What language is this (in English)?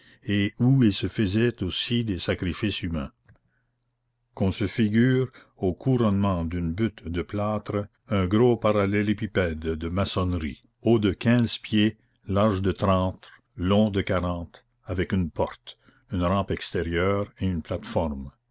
French